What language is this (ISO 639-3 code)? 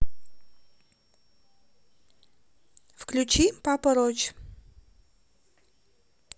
rus